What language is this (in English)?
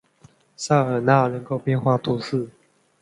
Chinese